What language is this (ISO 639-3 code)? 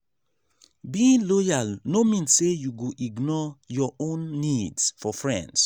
pcm